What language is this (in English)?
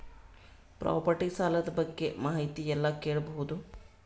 Kannada